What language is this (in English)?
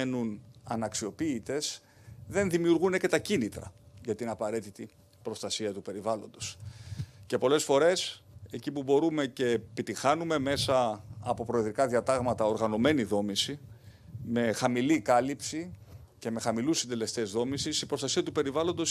Greek